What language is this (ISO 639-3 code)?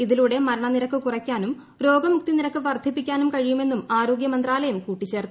mal